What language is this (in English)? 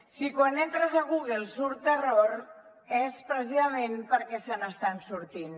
Catalan